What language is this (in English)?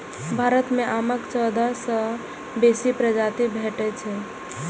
Maithili